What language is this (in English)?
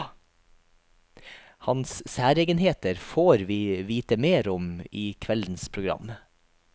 Norwegian